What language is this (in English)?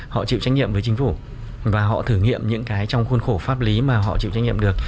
Vietnamese